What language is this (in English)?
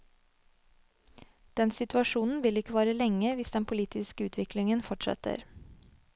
Norwegian